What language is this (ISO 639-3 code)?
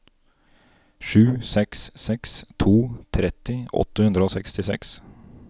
nor